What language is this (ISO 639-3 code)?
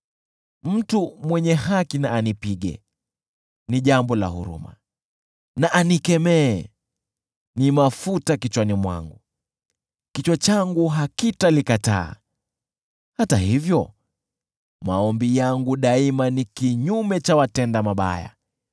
swa